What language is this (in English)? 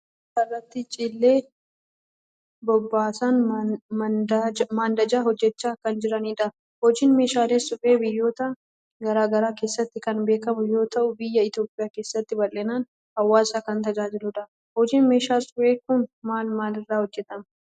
Oromo